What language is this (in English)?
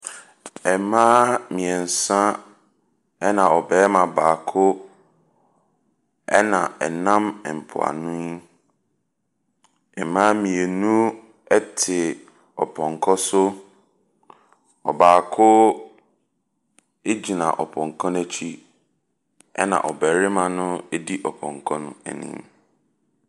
Akan